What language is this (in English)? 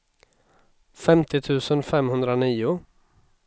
Swedish